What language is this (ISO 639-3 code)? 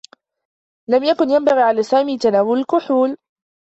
ara